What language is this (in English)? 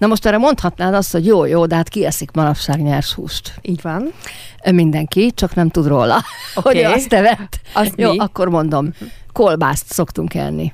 Hungarian